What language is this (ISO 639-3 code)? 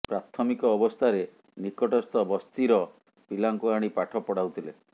ori